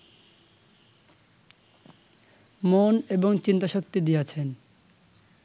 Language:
Bangla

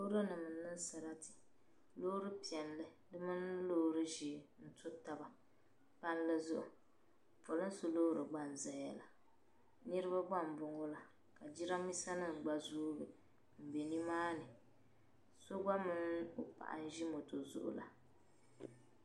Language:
Dagbani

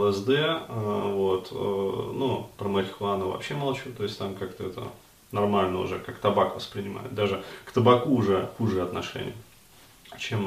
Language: Russian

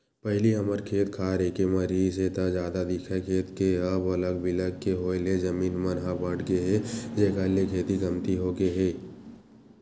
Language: Chhattisgarhi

